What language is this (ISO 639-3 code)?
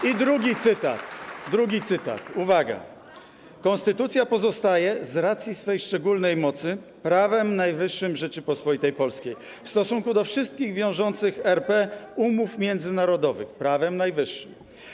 pol